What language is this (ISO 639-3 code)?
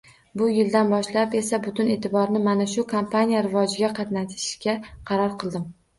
uzb